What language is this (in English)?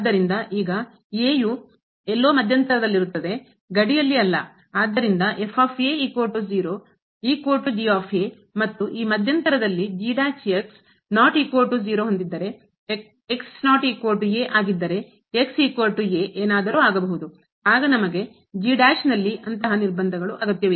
Kannada